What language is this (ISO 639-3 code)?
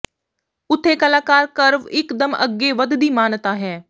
pan